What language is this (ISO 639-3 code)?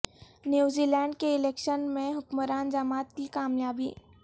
urd